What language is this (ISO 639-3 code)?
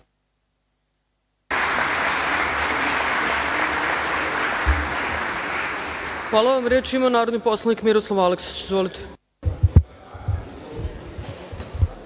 srp